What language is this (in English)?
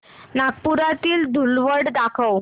Marathi